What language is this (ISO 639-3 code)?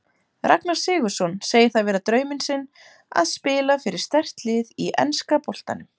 isl